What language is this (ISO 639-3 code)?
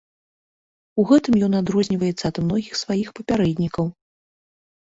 bel